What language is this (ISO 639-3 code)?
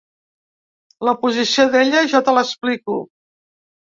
cat